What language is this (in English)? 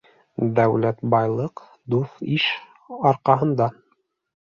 Bashkir